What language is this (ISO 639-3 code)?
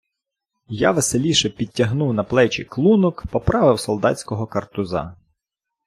ukr